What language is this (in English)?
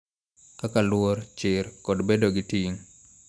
Luo (Kenya and Tanzania)